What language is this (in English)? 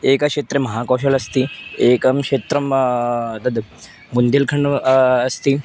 Sanskrit